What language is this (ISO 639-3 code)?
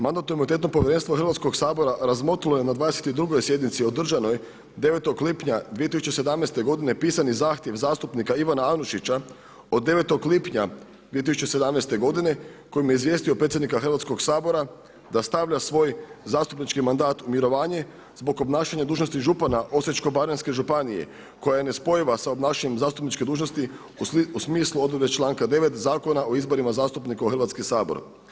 hrv